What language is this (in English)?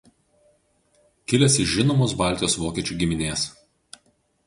Lithuanian